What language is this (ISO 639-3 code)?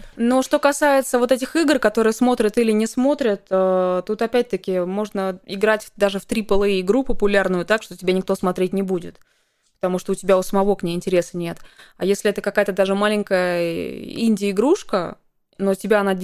rus